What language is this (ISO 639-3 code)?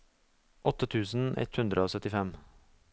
nor